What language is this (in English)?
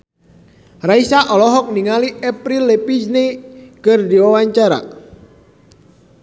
Sundanese